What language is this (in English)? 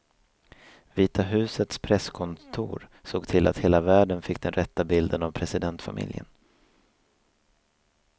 Swedish